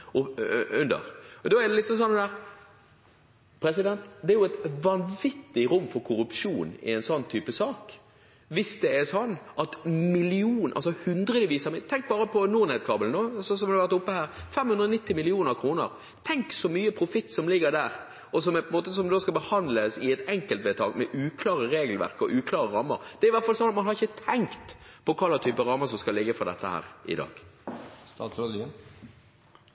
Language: Norwegian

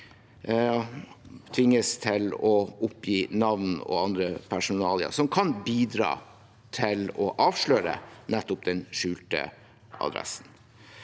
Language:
Norwegian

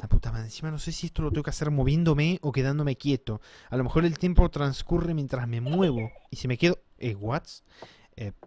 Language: Spanish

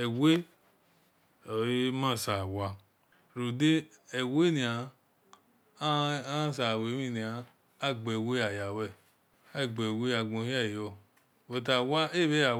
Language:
Esan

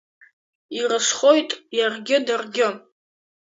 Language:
Abkhazian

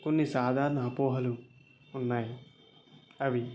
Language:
Telugu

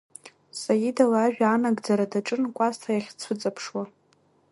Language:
Abkhazian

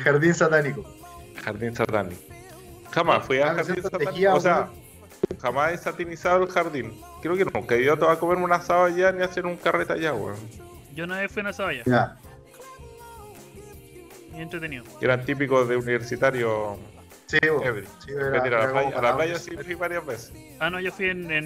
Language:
Spanish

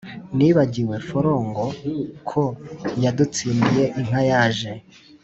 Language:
Kinyarwanda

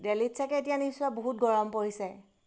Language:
Assamese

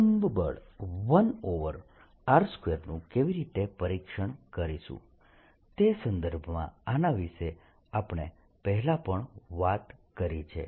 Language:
Gujarati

